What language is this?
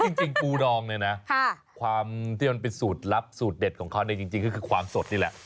Thai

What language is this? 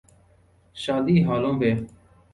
Urdu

